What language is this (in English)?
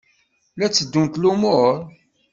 Kabyle